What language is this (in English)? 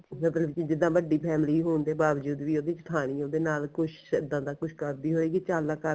Punjabi